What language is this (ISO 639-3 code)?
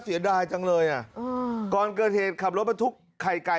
tha